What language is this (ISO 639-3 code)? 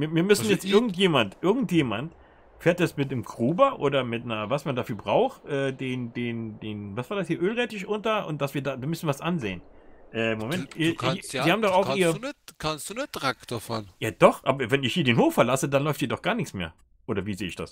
deu